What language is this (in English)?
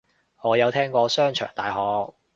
Cantonese